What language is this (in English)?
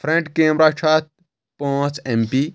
Kashmiri